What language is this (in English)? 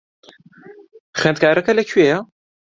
Central Kurdish